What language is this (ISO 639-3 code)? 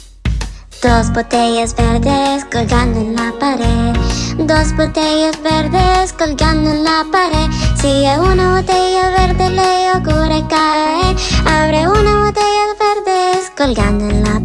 spa